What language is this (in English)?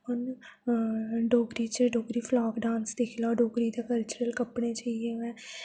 Dogri